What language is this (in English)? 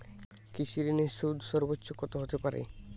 Bangla